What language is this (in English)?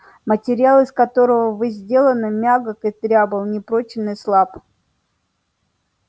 Russian